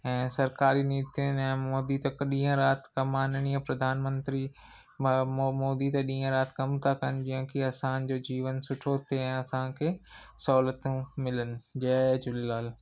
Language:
Sindhi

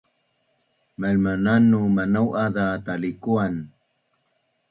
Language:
Bunun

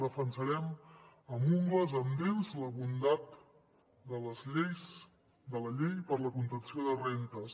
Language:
Catalan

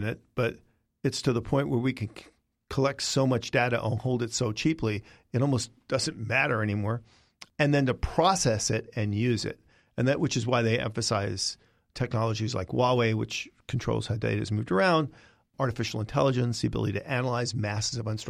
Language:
English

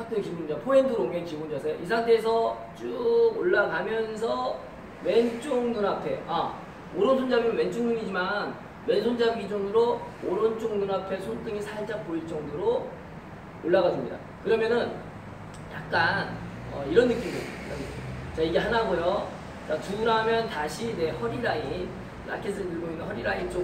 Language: Korean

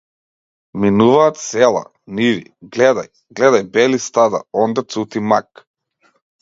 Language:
Macedonian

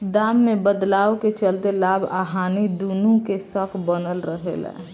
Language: Bhojpuri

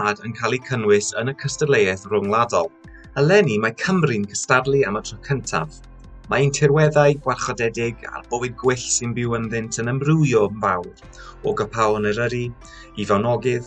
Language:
Welsh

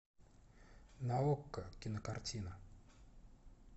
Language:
Russian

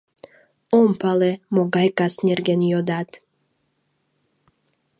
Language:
Mari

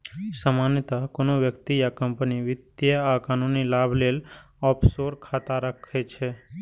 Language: Maithili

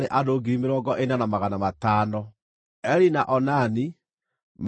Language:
Kikuyu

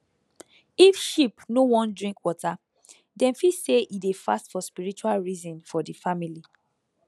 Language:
Nigerian Pidgin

